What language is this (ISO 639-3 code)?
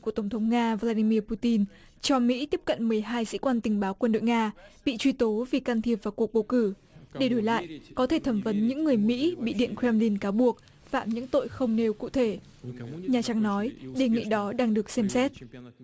vie